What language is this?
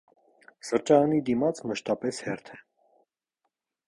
Armenian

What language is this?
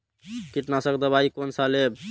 Maithili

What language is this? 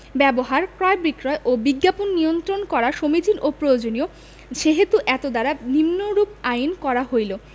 Bangla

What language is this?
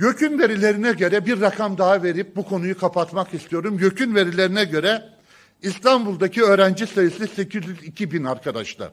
Turkish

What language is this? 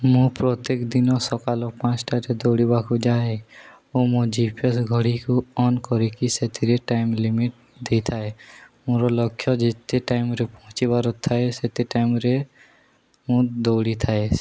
Odia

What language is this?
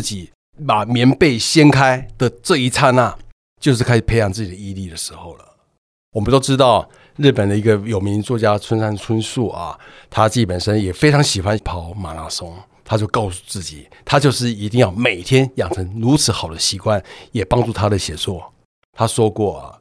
Chinese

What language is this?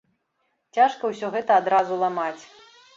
Belarusian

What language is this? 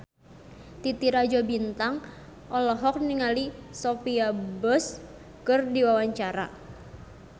Sundanese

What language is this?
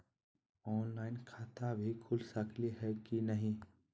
Magahi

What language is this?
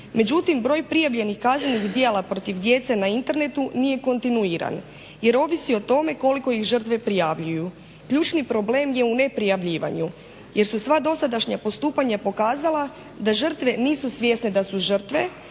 Croatian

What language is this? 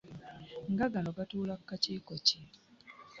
Ganda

